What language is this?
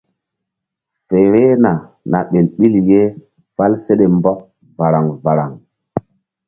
Mbum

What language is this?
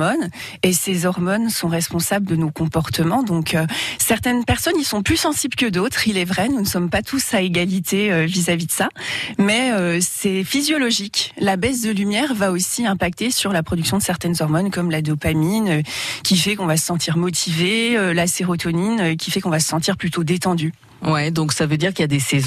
French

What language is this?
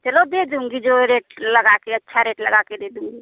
Hindi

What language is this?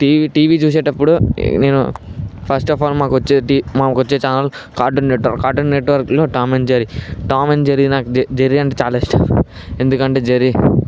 Telugu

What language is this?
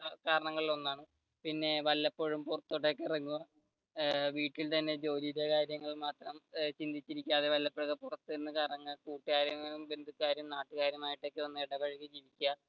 Malayalam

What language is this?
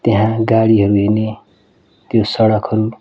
Nepali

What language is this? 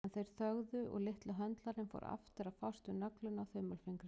Icelandic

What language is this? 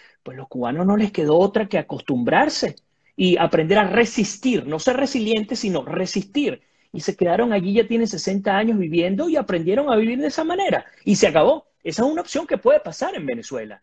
Spanish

